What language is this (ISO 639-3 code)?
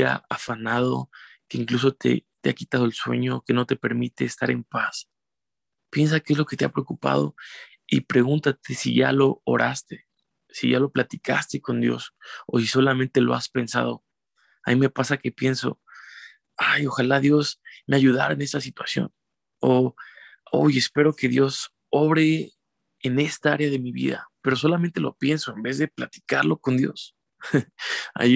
spa